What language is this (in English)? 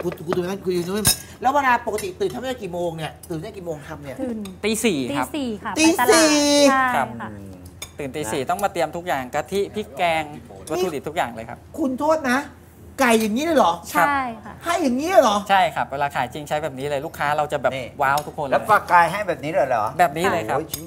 Thai